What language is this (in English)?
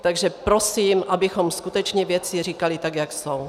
Czech